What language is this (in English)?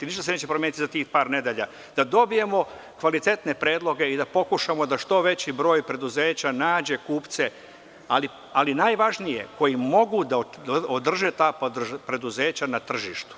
Serbian